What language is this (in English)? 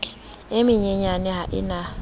Southern Sotho